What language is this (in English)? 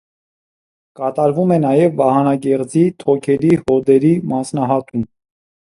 Armenian